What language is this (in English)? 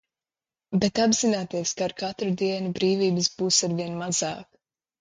Latvian